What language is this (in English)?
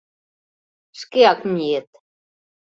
Mari